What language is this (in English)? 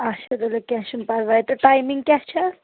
Kashmiri